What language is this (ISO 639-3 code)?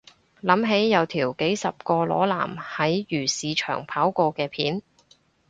yue